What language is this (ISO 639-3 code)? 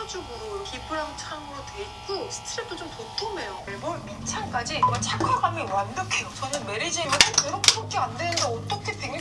kor